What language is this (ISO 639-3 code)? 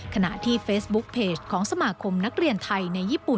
tha